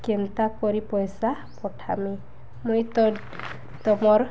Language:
Odia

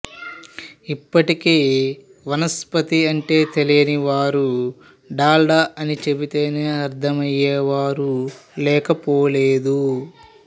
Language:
Telugu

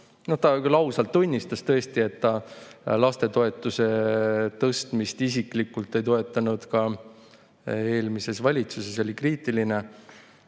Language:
Estonian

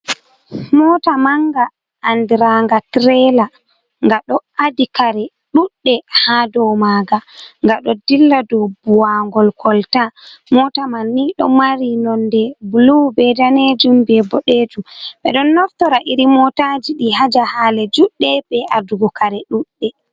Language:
Fula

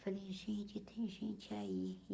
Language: Portuguese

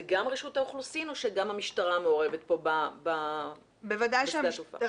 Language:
Hebrew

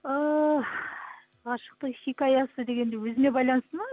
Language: Kazakh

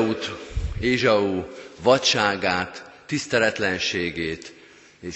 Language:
Hungarian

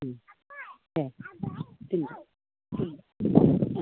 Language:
Bodo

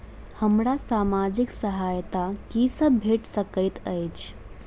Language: Maithili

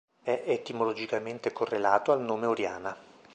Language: Italian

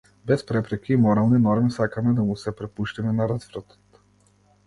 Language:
Macedonian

